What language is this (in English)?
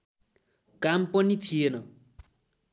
Nepali